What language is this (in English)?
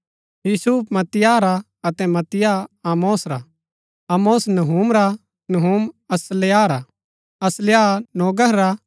Gaddi